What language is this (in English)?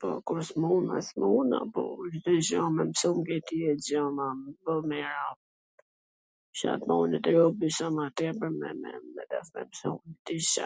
Gheg Albanian